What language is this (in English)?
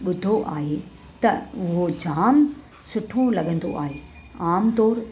Sindhi